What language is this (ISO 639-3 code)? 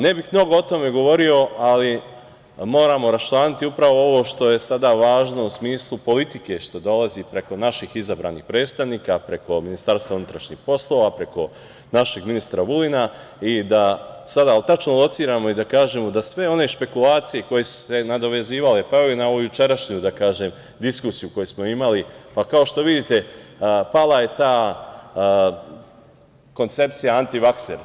srp